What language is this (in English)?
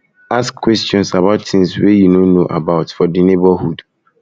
Nigerian Pidgin